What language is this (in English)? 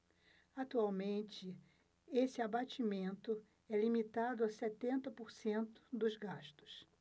Portuguese